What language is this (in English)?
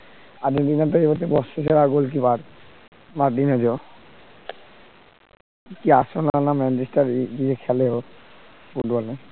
Bangla